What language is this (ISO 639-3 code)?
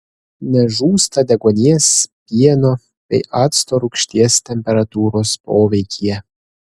lit